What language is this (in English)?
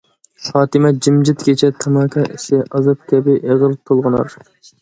Uyghur